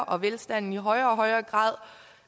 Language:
Danish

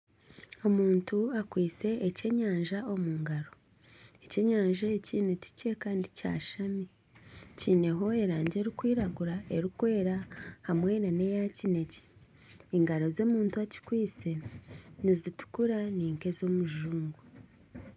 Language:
Nyankole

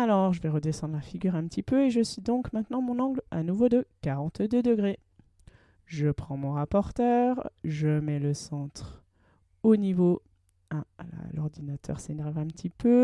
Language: French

